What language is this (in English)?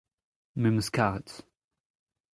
Breton